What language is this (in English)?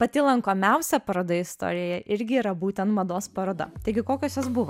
Lithuanian